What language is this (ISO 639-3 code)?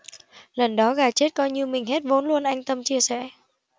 vie